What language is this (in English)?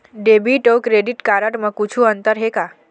Chhattisgarhi